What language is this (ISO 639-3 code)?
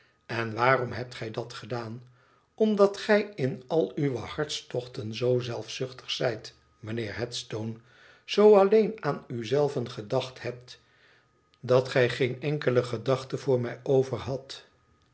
nld